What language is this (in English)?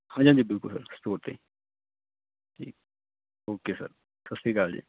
Punjabi